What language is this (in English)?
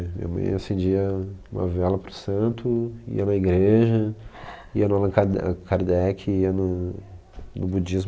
Portuguese